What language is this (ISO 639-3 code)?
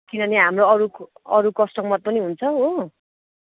nep